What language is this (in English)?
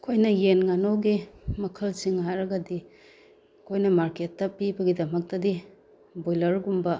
Manipuri